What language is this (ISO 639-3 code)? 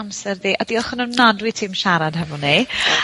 cym